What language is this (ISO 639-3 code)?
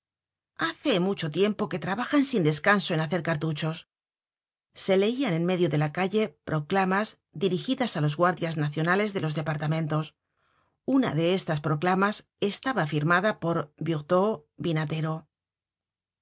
spa